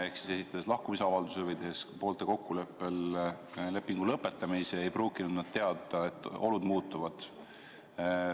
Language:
Estonian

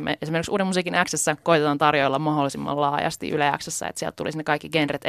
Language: Finnish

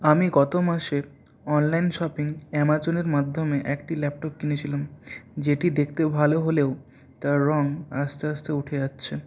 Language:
Bangla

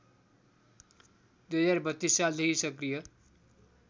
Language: Nepali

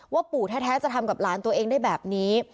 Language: Thai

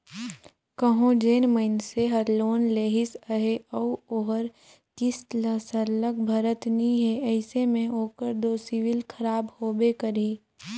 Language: Chhattisgarhi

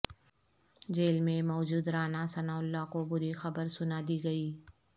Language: Urdu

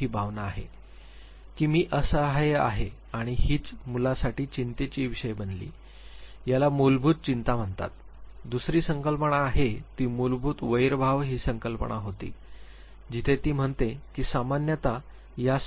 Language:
Marathi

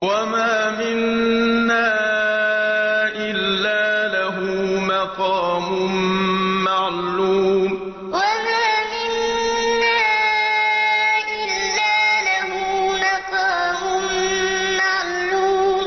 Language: Arabic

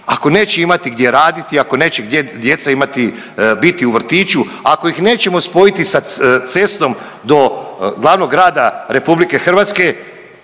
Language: Croatian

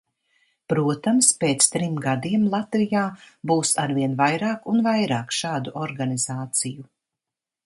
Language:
Latvian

